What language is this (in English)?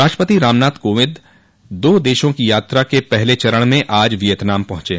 Hindi